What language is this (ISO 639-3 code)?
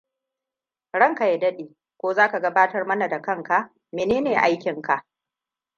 hau